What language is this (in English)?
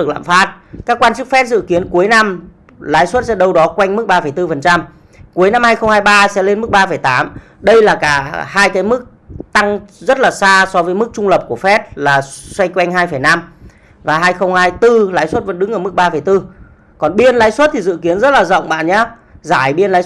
Vietnamese